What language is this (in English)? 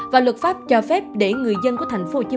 Vietnamese